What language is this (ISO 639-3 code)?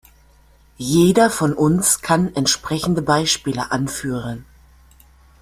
deu